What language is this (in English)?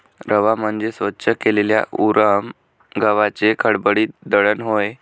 Marathi